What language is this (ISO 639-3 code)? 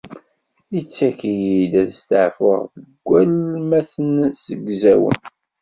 kab